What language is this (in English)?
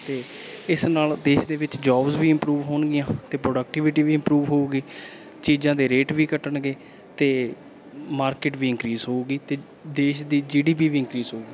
Punjabi